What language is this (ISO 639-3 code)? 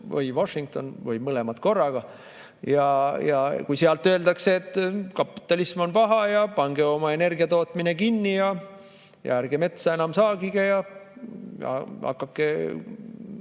est